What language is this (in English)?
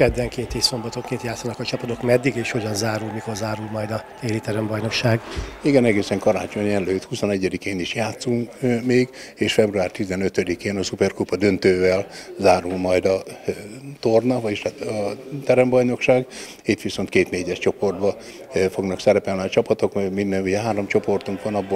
Hungarian